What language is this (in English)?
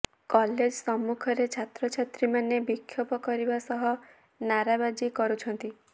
Odia